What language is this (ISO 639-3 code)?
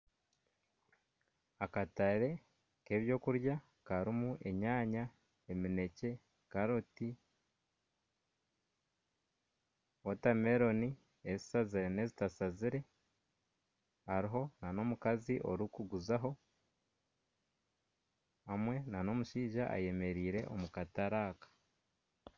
nyn